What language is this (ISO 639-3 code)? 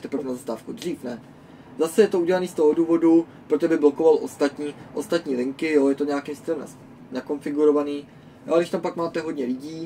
ces